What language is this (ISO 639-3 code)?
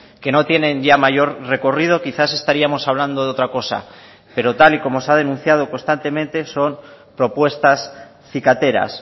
spa